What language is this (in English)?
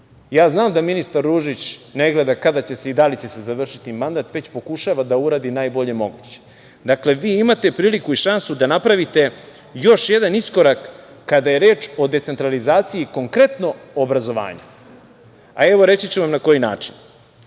Serbian